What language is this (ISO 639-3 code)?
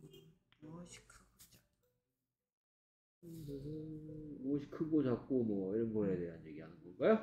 kor